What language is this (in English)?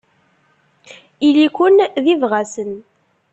Kabyle